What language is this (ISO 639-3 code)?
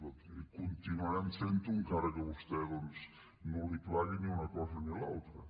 cat